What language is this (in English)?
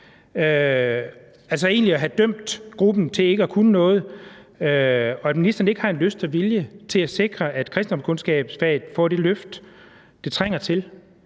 Danish